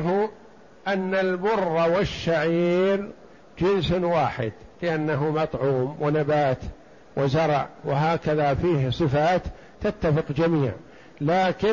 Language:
Arabic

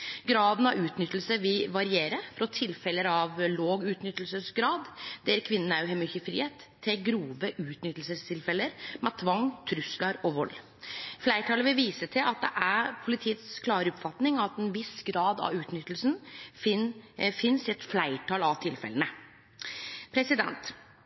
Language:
Norwegian Nynorsk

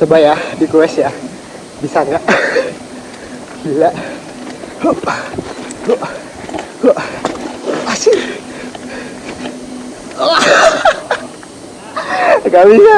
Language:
Indonesian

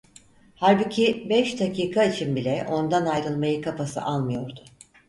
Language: Turkish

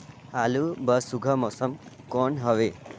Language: Chhattisgarhi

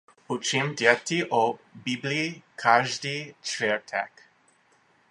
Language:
Czech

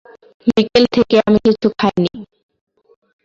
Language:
Bangla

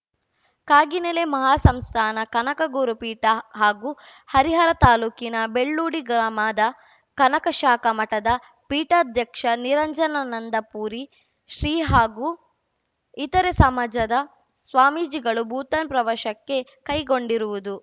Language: Kannada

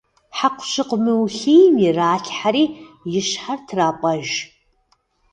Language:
Kabardian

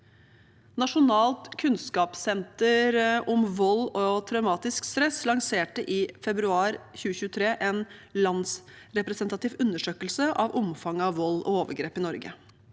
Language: Norwegian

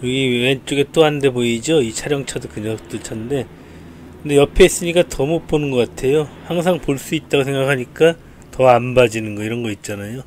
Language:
Korean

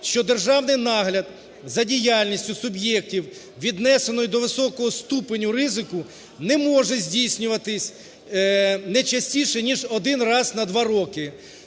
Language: Ukrainian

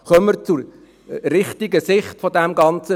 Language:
Swiss German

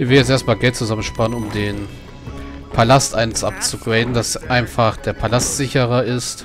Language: German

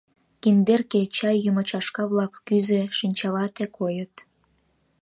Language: Mari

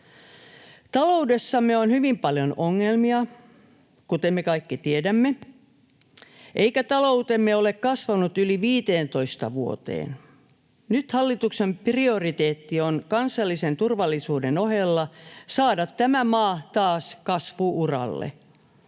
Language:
Finnish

